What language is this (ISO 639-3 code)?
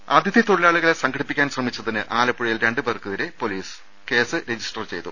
mal